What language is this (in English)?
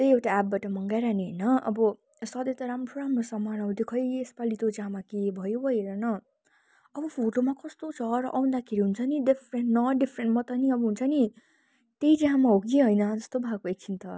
Nepali